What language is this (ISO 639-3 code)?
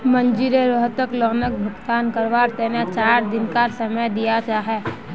mag